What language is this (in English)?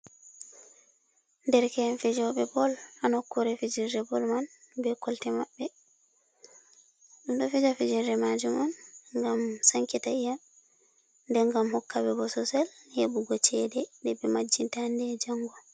Fula